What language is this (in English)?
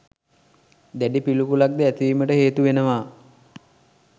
Sinhala